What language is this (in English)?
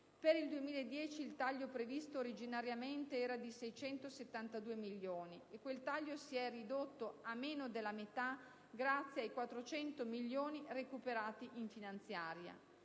Italian